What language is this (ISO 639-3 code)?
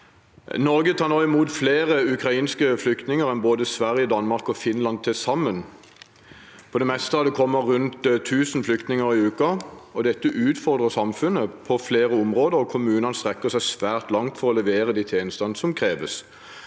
nor